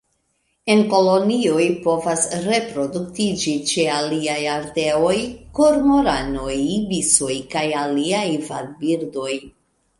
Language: Esperanto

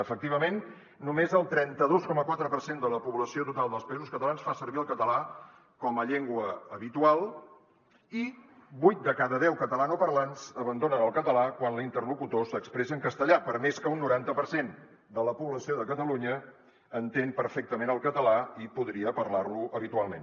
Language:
Catalan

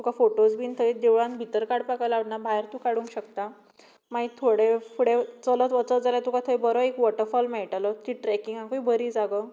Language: Konkani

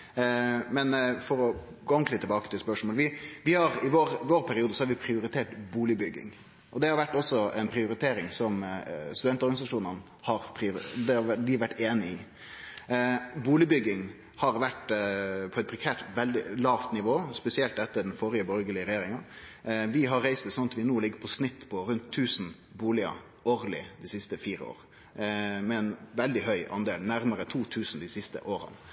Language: Norwegian Nynorsk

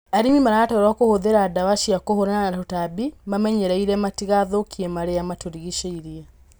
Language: Kikuyu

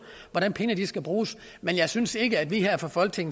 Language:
Danish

